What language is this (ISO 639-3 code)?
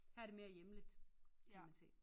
dan